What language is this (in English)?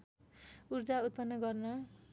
Nepali